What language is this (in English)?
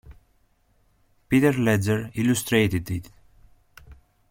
English